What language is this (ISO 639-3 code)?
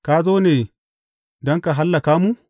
hau